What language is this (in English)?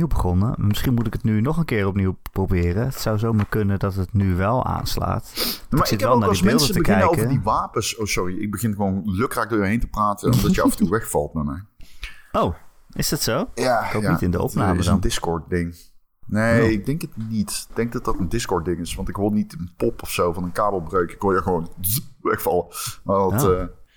Dutch